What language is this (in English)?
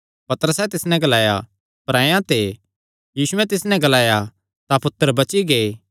Kangri